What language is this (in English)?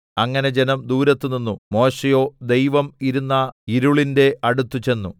Malayalam